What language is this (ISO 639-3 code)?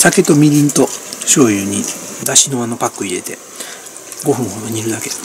jpn